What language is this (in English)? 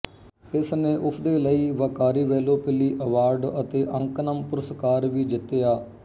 Punjabi